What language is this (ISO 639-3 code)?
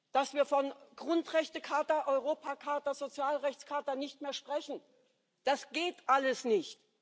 deu